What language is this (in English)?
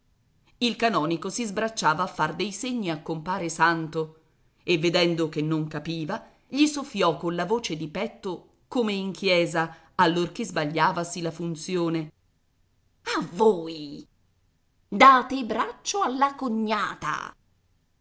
Italian